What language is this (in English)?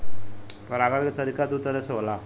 Bhojpuri